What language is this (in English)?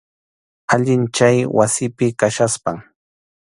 Arequipa-La Unión Quechua